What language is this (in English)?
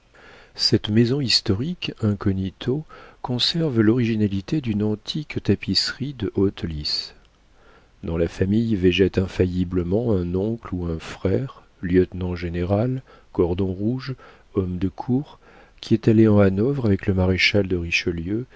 French